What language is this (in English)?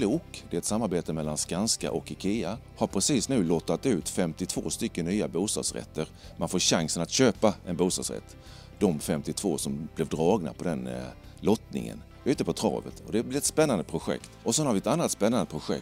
Swedish